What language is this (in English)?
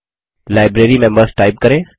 Hindi